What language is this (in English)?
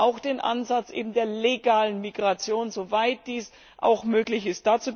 German